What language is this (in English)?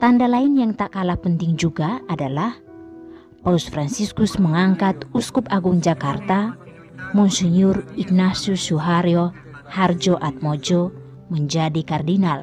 Indonesian